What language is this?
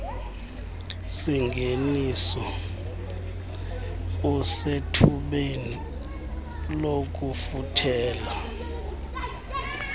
Xhosa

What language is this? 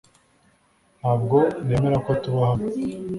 Kinyarwanda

